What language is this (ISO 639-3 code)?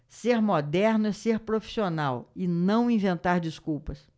por